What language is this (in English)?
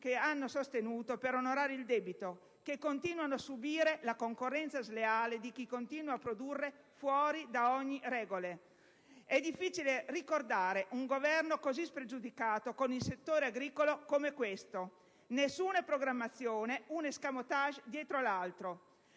Italian